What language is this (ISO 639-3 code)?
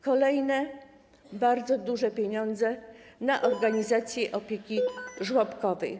pol